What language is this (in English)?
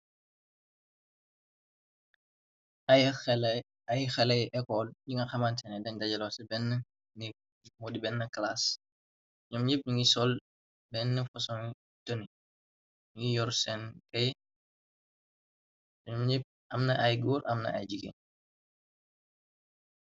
Wolof